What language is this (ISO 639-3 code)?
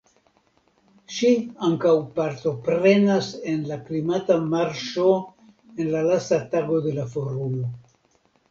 epo